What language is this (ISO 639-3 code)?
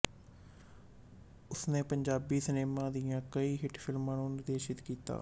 pan